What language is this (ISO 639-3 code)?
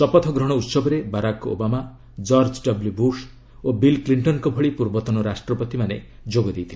ori